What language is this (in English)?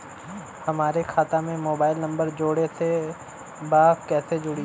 Bhojpuri